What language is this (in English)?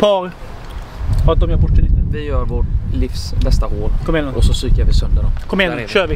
Swedish